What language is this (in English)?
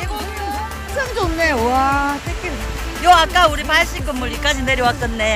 Korean